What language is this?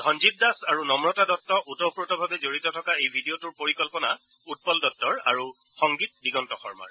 Assamese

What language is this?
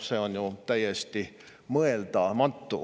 Estonian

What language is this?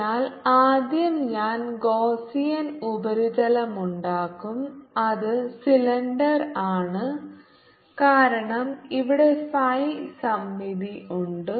Malayalam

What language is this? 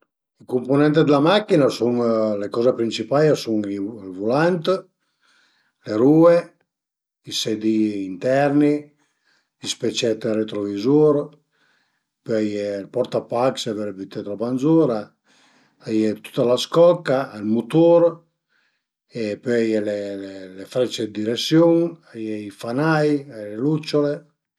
Piedmontese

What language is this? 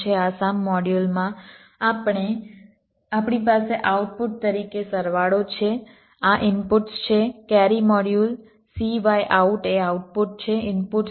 Gujarati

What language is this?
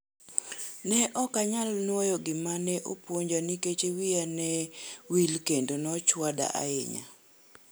Luo (Kenya and Tanzania)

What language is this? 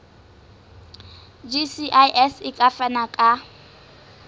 Southern Sotho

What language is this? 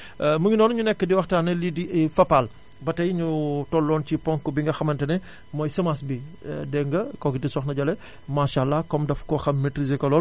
Wolof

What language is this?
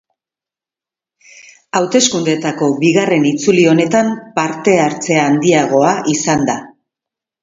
Basque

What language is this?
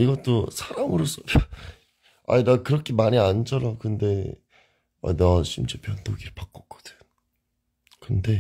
Korean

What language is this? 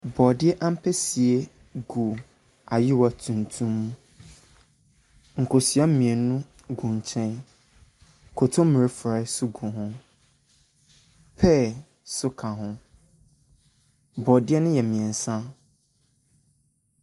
Akan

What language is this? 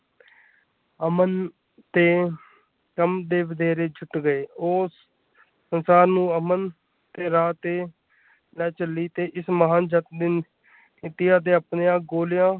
Punjabi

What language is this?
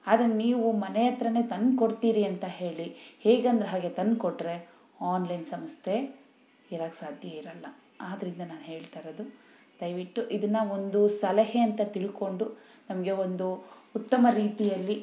Kannada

